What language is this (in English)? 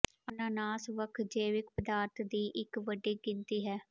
Punjabi